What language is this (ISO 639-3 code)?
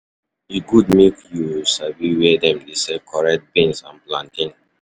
pcm